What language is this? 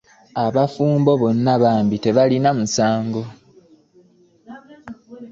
Ganda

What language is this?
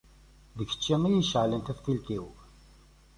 Kabyle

